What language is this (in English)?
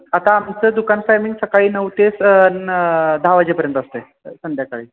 Marathi